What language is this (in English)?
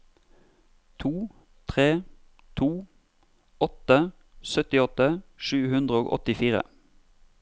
Norwegian